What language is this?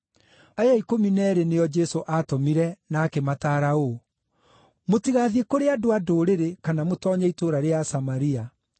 Kikuyu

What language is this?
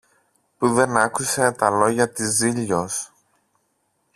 Greek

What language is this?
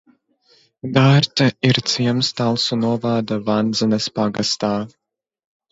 Latvian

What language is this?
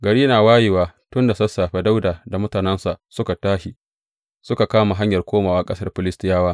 Hausa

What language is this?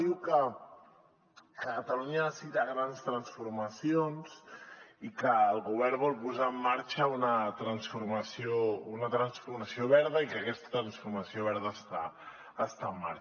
Catalan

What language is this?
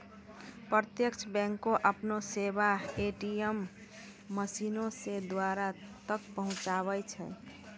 Maithili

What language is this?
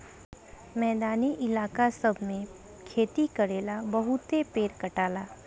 Bhojpuri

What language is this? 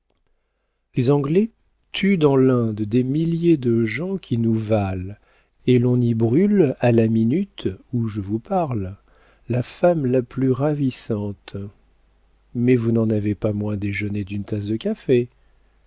French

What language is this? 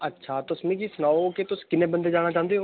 Dogri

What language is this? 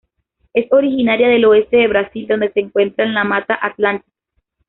Spanish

